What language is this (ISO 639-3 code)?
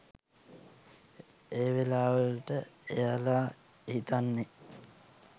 sin